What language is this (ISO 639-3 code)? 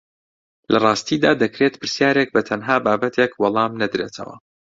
ckb